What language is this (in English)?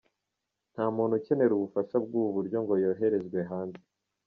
Kinyarwanda